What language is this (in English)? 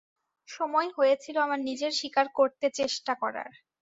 Bangla